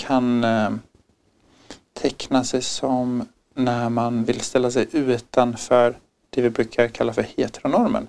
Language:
Swedish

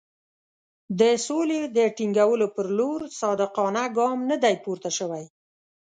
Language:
Pashto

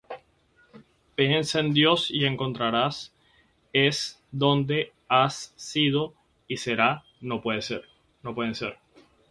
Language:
Spanish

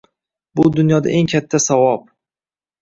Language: Uzbek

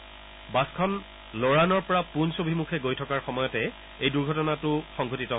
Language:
Assamese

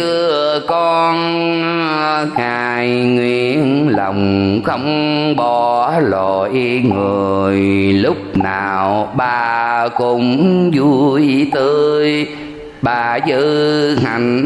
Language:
Vietnamese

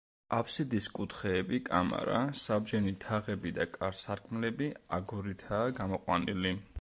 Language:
Georgian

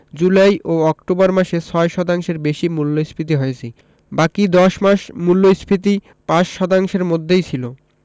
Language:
Bangla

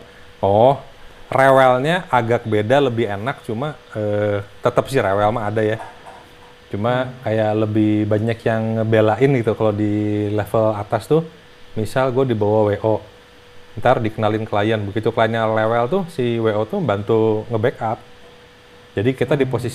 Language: Indonesian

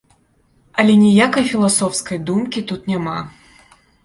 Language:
Belarusian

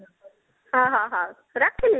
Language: Odia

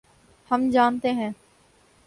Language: Urdu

